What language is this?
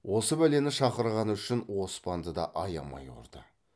Kazakh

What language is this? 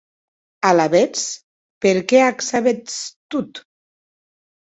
Occitan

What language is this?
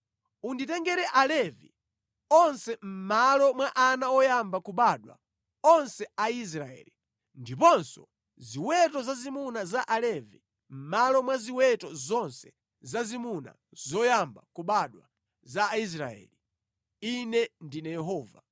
Nyanja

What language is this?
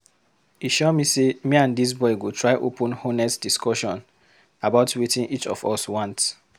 Nigerian Pidgin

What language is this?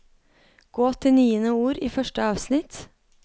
Norwegian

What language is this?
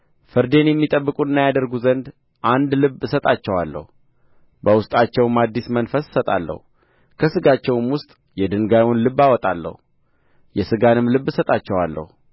Amharic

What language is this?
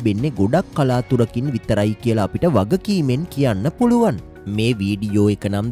Romanian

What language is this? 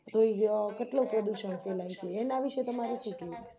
Gujarati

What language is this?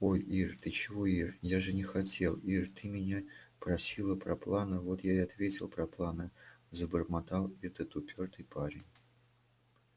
Russian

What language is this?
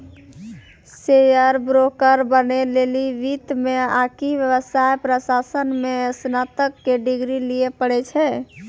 Maithili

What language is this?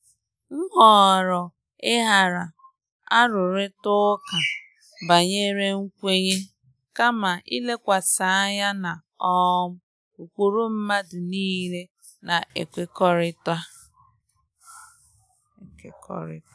Igbo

